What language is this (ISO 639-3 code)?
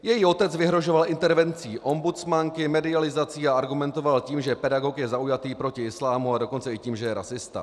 ces